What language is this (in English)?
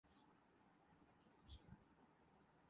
Urdu